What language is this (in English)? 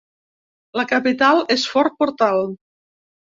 Catalan